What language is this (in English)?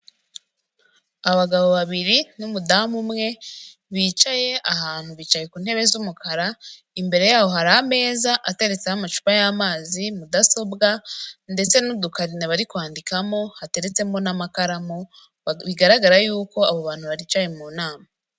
Kinyarwanda